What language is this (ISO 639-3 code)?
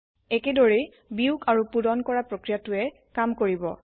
asm